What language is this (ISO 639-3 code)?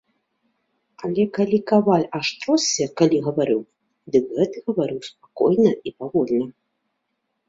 bel